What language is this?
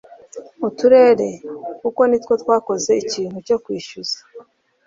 Kinyarwanda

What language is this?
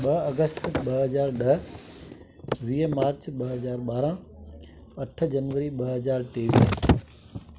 Sindhi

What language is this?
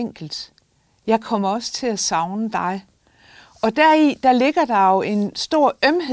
Danish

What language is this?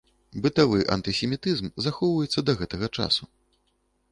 Belarusian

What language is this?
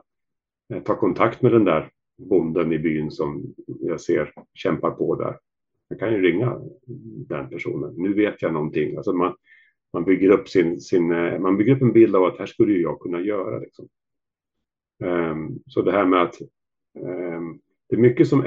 Swedish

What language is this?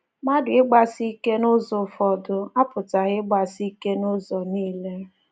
Igbo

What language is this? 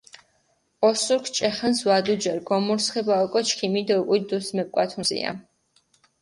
Mingrelian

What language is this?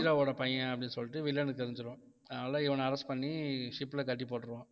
Tamil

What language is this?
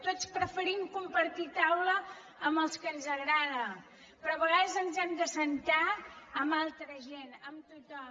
Catalan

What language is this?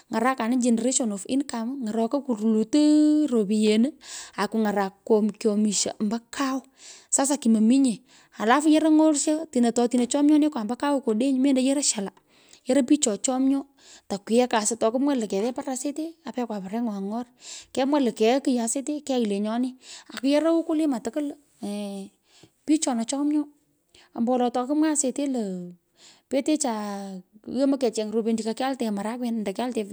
Pökoot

